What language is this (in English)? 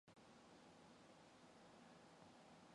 Mongolian